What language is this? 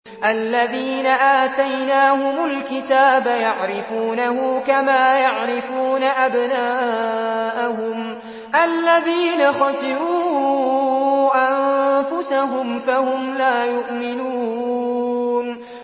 Arabic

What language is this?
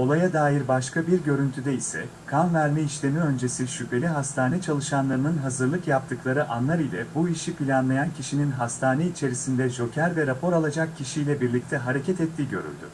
Turkish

